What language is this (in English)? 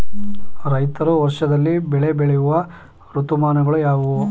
Kannada